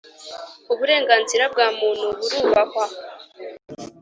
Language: Kinyarwanda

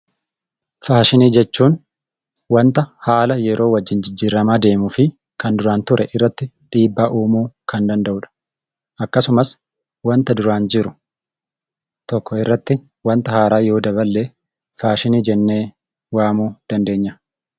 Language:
Oromo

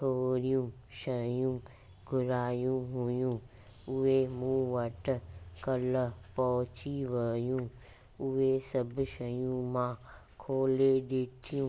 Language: Sindhi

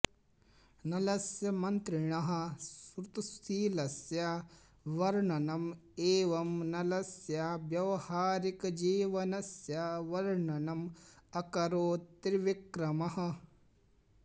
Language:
Sanskrit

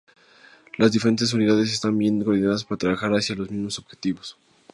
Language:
Spanish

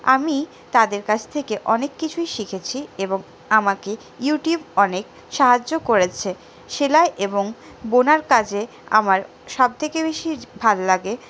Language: Bangla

